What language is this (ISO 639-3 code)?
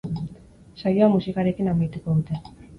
eus